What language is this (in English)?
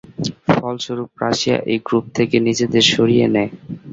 Bangla